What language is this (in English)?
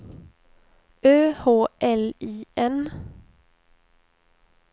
Swedish